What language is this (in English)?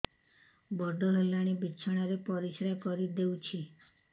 Odia